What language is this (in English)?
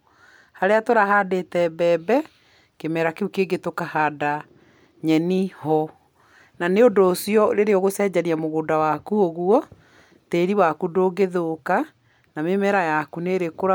Kikuyu